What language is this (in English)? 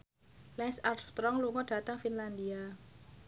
Javanese